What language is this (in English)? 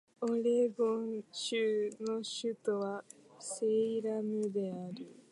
Japanese